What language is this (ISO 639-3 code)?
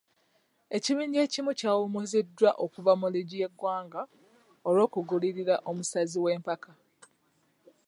lug